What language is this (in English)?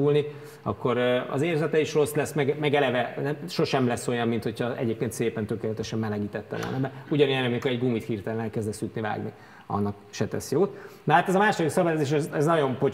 Hungarian